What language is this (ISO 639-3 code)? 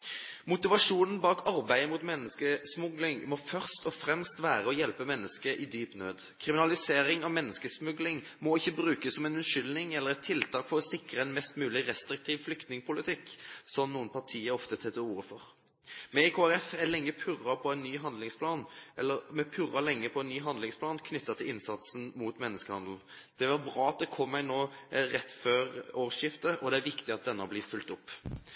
nob